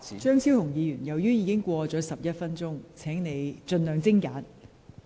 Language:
Cantonese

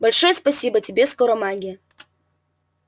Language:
Russian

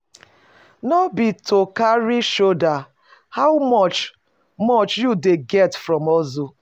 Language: Nigerian Pidgin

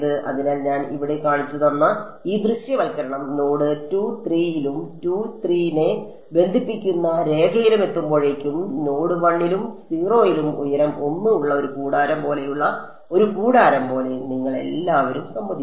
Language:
Malayalam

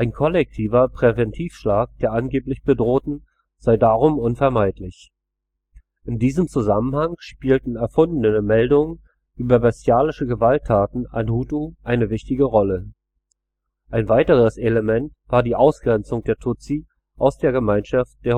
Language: German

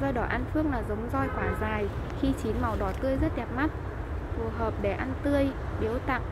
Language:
Vietnamese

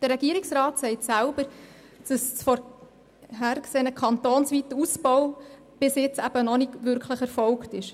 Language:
Swiss German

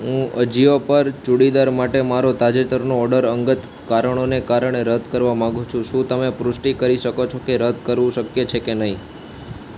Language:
Gujarati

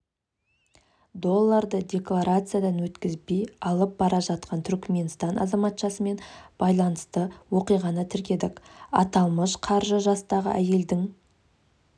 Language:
Kazakh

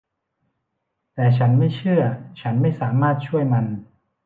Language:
Thai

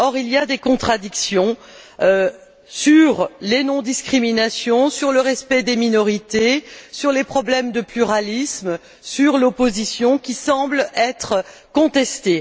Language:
French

